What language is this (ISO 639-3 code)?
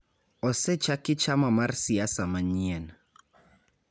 luo